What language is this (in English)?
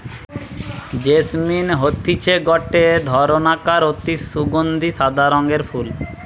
Bangla